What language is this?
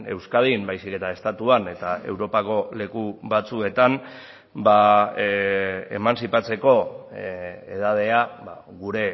Basque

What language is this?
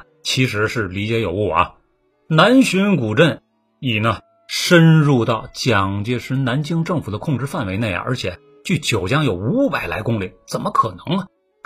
Chinese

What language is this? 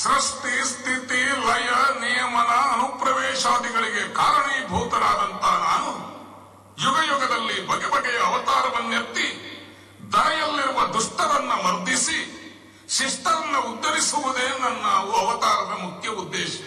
Kannada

